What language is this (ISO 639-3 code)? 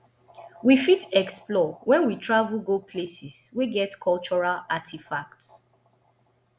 pcm